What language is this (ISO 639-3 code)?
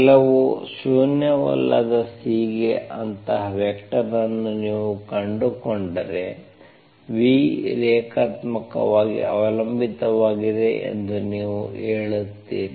kan